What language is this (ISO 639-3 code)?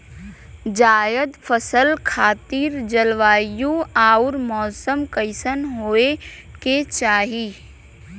bho